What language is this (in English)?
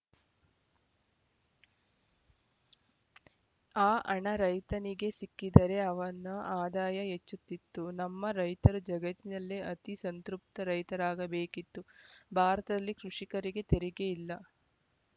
Kannada